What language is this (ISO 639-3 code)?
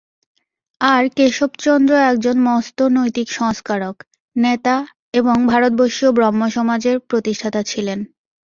ben